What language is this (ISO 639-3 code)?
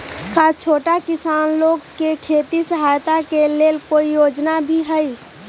mag